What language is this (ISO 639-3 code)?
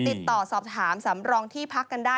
tha